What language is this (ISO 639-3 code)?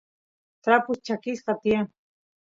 qus